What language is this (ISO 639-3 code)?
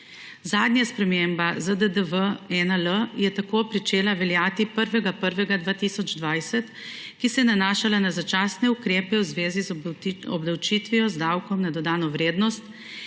slv